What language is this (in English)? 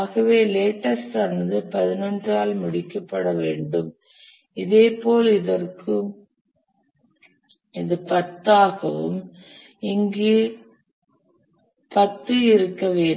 Tamil